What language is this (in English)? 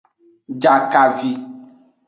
Aja (Benin)